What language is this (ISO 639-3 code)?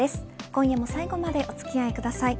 jpn